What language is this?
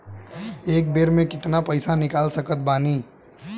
Bhojpuri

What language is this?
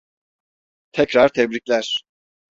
Turkish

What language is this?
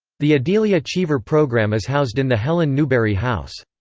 English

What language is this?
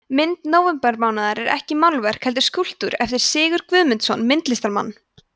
Icelandic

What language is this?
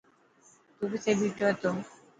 Dhatki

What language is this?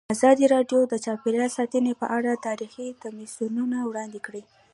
Pashto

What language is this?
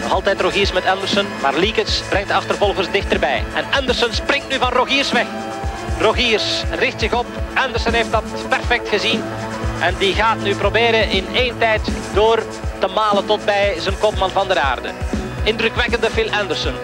Dutch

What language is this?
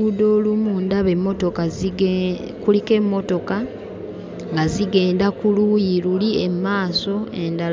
Ganda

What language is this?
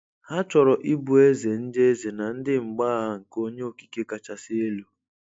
Igbo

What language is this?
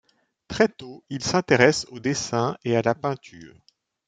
French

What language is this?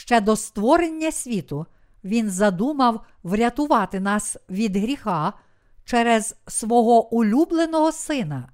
Ukrainian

